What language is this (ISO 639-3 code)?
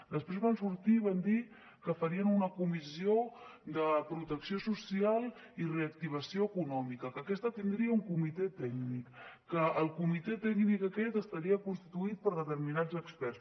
cat